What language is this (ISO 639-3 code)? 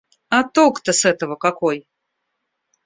rus